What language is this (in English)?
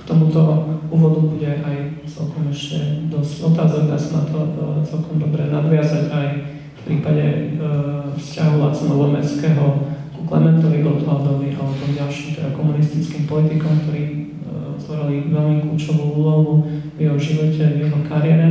Slovak